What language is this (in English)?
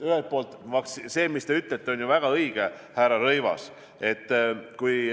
Estonian